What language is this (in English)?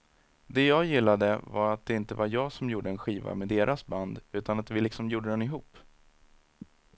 Swedish